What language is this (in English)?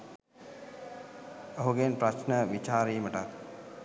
Sinhala